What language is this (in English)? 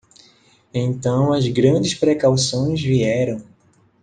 Portuguese